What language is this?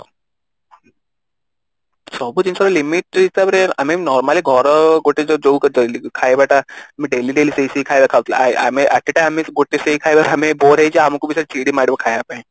Odia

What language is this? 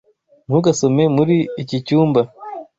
Kinyarwanda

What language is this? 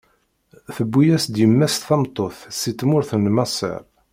Kabyle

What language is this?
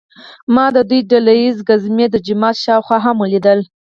Pashto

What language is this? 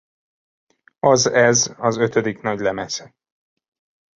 Hungarian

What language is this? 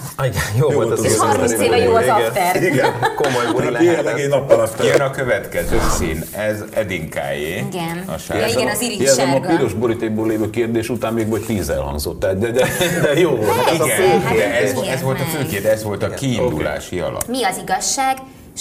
Hungarian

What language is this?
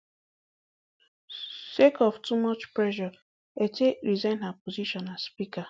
Nigerian Pidgin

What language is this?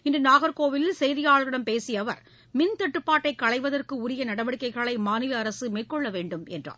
Tamil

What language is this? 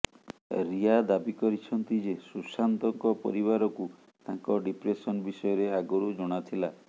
Odia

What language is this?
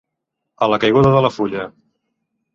Catalan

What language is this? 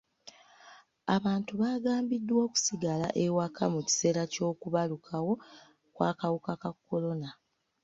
Ganda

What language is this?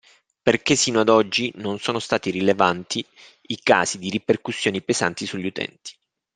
Italian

